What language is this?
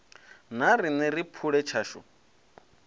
Venda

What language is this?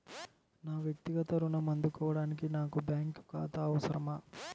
Telugu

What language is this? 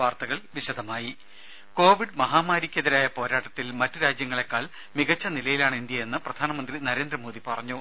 Malayalam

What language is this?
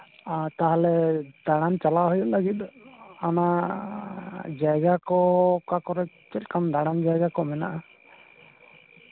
Santali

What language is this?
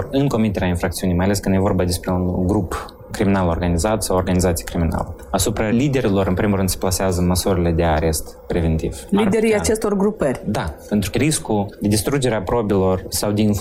Romanian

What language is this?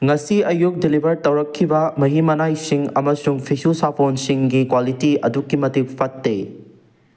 Manipuri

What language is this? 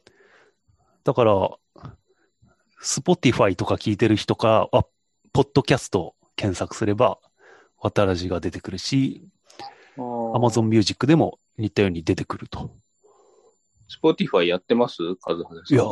Japanese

